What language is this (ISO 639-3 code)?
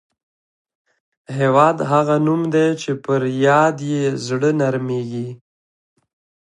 pus